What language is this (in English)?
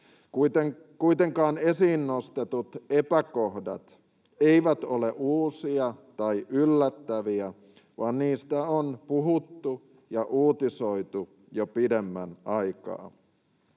Finnish